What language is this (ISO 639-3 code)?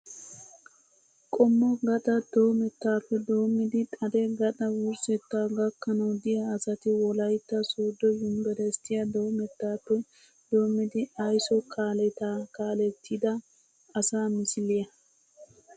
wal